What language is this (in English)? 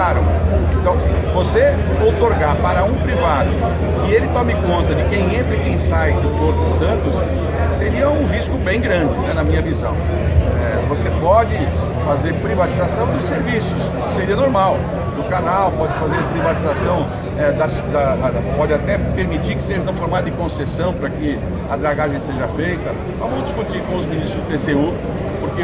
Portuguese